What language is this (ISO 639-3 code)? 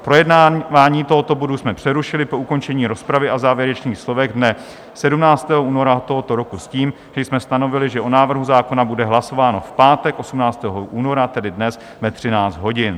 ces